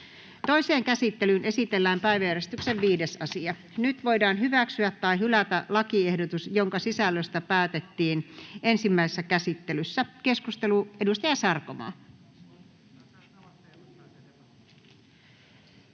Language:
Finnish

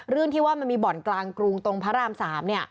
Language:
Thai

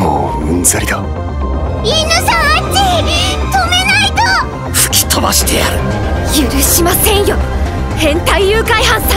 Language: Japanese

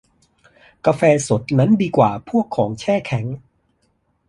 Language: Thai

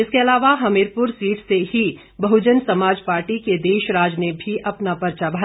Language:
Hindi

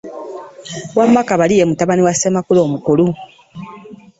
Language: Ganda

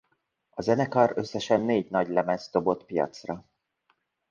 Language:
Hungarian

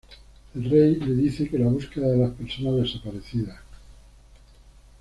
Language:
Spanish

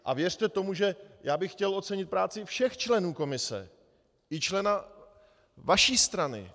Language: Czech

